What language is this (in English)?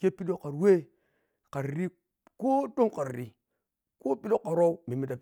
Piya-Kwonci